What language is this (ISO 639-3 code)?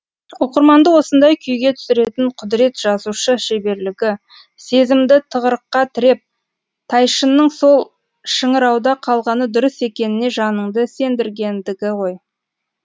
kaz